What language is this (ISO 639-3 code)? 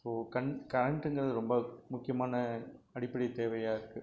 tam